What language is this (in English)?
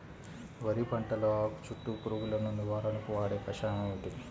Telugu